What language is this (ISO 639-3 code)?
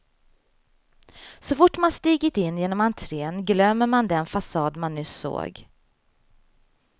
swe